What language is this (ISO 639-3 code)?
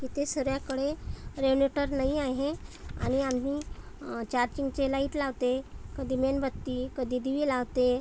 mar